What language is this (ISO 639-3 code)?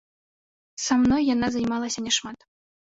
bel